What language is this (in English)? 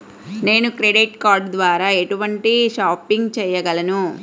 Telugu